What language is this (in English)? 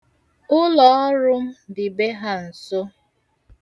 Igbo